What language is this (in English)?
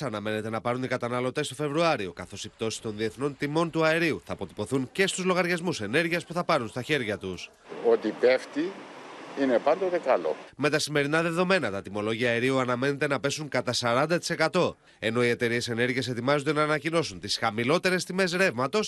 Greek